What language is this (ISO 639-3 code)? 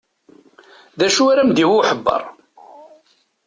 kab